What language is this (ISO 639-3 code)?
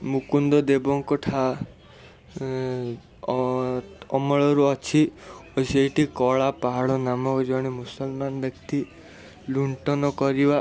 ori